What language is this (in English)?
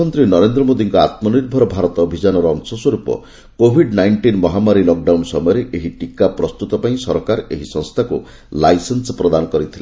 Odia